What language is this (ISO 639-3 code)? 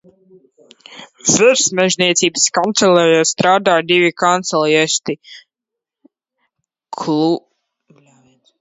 lav